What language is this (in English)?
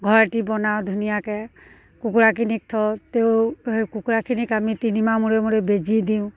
Assamese